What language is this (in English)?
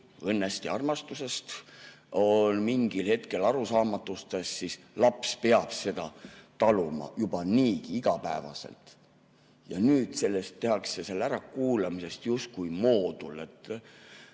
Estonian